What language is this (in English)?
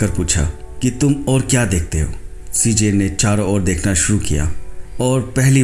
Hindi